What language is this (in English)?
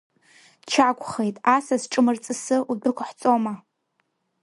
Abkhazian